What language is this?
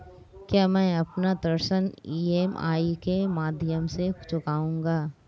Hindi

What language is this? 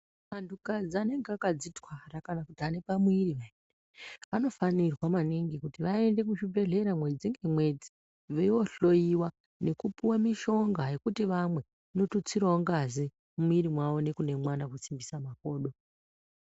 Ndau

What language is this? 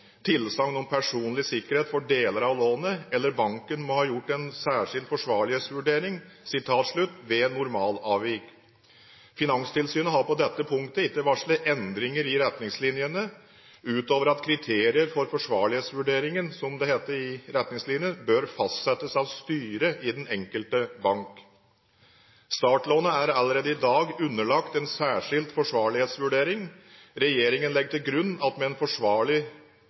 Norwegian Bokmål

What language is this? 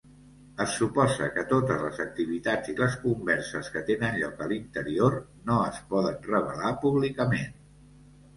Catalan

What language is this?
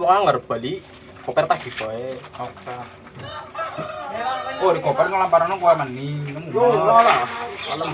Indonesian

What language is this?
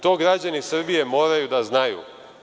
Serbian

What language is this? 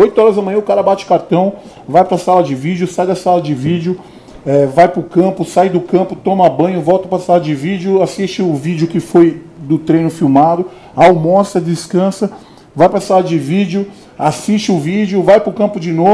Portuguese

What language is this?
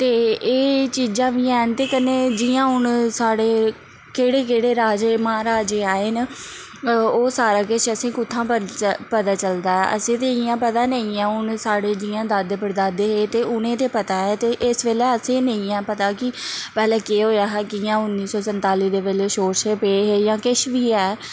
Dogri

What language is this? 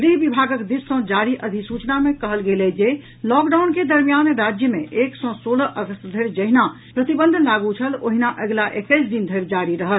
Maithili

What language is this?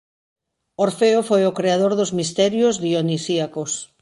Galician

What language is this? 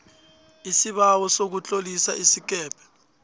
South Ndebele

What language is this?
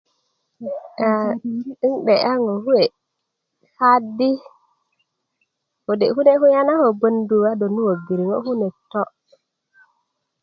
Kuku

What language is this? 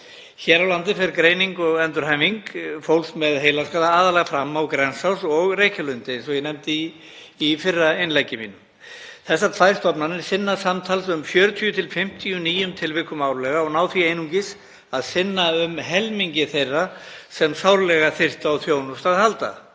Icelandic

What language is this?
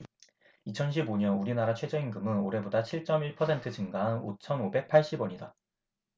Korean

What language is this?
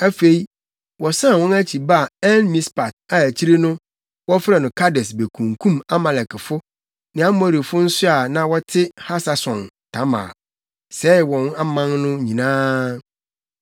Akan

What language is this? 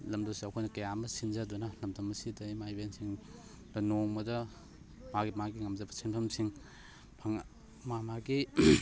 Manipuri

